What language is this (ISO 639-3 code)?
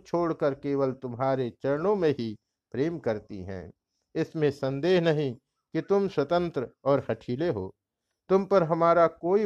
hin